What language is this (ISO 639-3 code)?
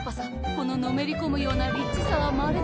jpn